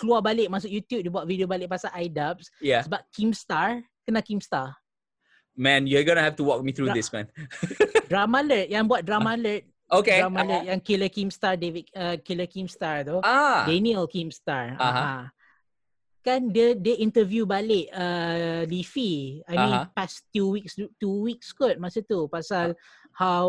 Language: Malay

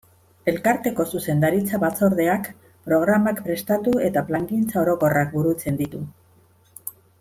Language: Basque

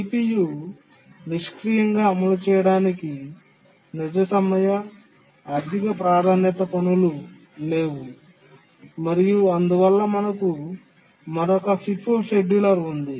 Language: Telugu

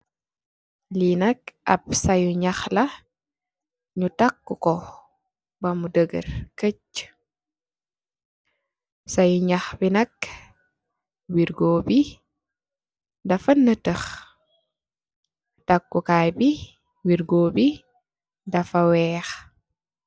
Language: Wolof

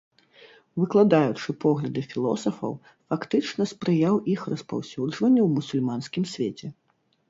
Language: Belarusian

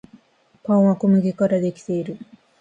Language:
Japanese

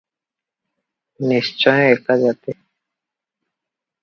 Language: Odia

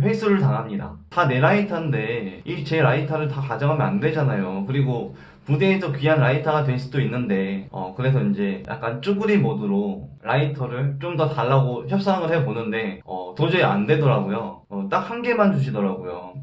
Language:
Korean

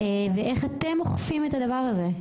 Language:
Hebrew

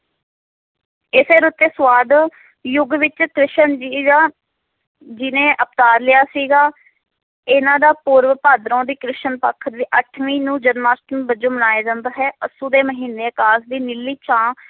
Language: Punjabi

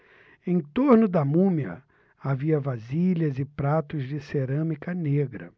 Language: Portuguese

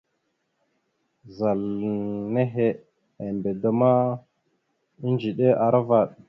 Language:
Mada (Cameroon)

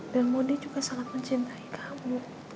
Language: Indonesian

